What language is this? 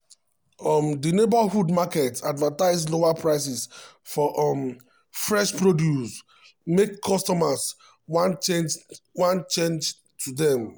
Nigerian Pidgin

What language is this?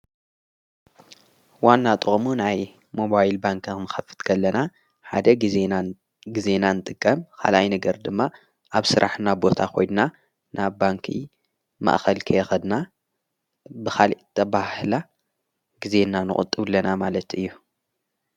Tigrinya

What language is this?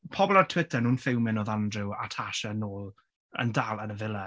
Welsh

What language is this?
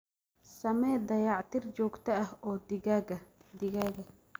Somali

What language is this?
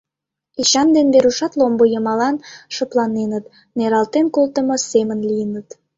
Mari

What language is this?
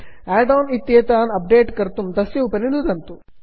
Sanskrit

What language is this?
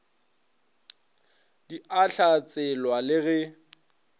Northern Sotho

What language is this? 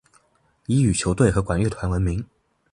Chinese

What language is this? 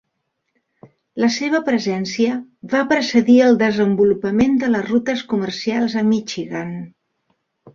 Catalan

